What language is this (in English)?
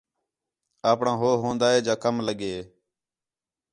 Khetrani